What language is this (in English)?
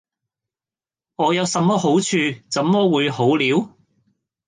Cantonese